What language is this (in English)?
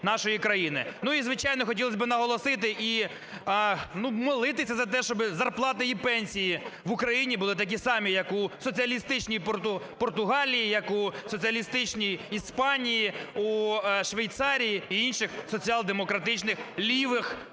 Ukrainian